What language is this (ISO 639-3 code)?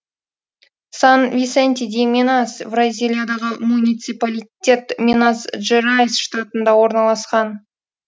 kaz